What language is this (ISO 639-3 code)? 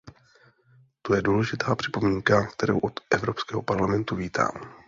ces